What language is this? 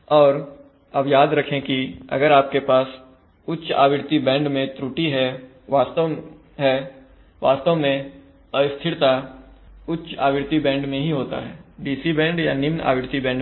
Hindi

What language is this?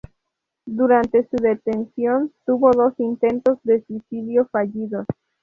Spanish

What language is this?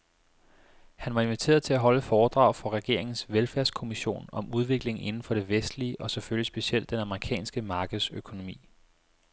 Danish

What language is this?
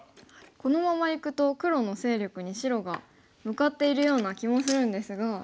Japanese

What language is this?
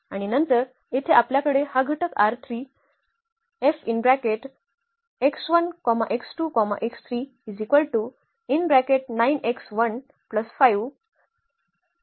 Marathi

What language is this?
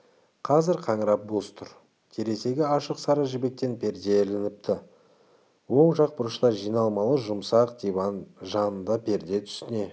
Kazakh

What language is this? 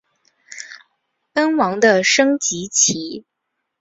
Chinese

